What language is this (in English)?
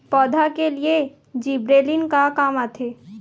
Chhattisgarhi